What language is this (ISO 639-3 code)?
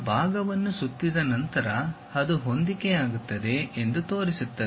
kan